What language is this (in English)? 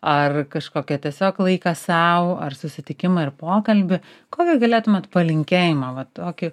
Lithuanian